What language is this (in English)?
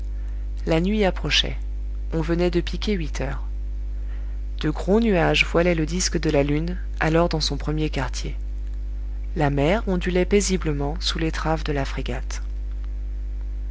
French